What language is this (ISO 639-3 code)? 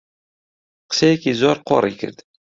ckb